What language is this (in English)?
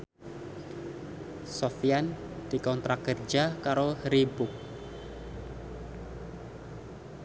Javanese